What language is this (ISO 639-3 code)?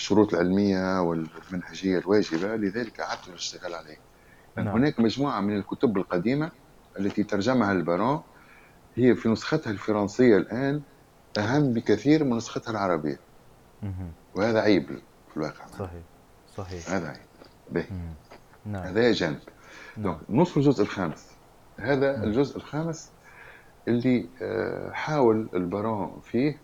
ara